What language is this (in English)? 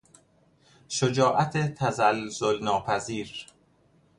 Persian